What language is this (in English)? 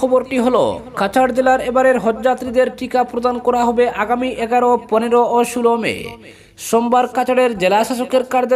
Romanian